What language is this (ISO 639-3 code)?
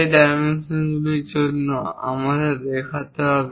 ben